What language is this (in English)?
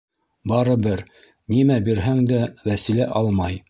Bashkir